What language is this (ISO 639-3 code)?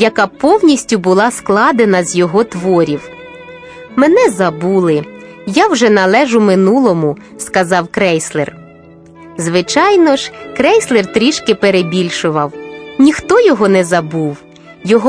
ukr